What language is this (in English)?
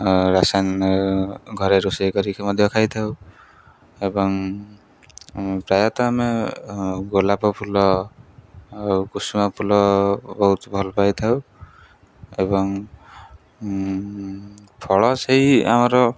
Odia